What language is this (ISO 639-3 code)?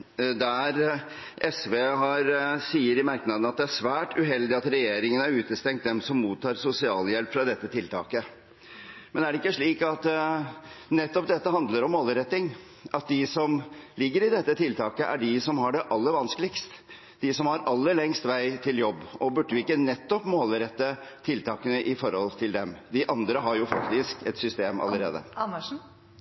nob